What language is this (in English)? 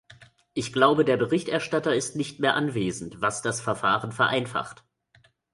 German